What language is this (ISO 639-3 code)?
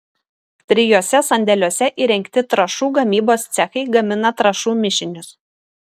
lit